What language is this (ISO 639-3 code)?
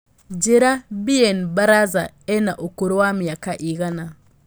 kik